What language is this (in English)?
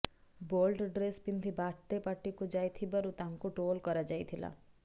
Odia